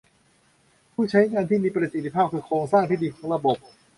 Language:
Thai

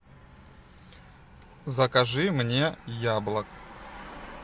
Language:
Russian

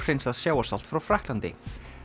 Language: Icelandic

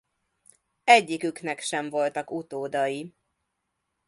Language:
Hungarian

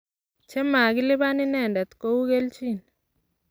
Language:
Kalenjin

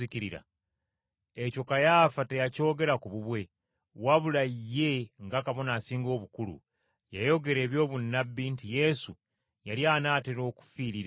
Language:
Ganda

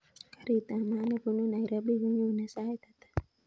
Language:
Kalenjin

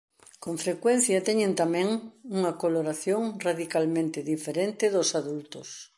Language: Galician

